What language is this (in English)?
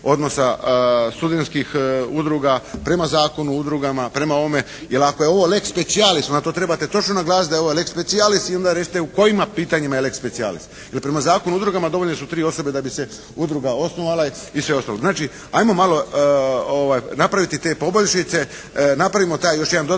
Croatian